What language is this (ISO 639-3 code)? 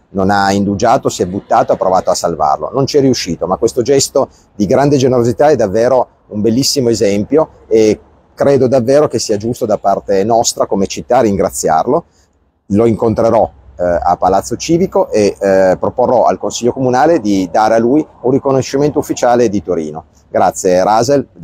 ita